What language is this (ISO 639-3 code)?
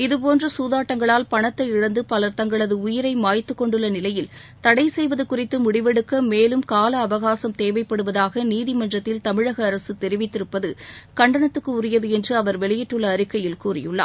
tam